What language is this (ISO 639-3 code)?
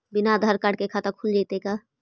mag